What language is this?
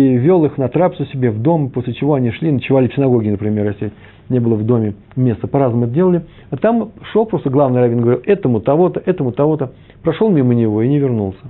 Russian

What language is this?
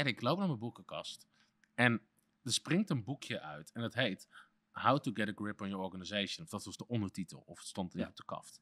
Dutch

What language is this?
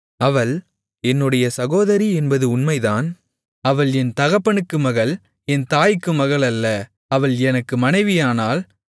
Tamil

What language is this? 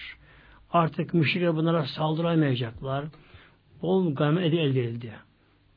Turkish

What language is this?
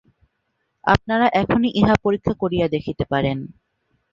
Bangla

